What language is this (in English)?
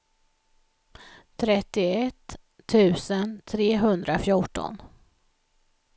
Swedish